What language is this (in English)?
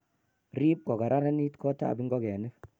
Kalenjin